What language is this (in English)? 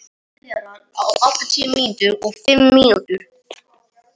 Icelandic